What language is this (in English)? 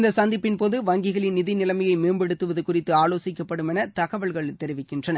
Tamil